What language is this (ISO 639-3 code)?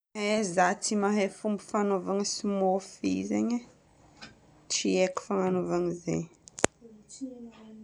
bmm